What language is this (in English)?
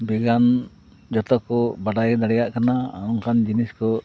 Santali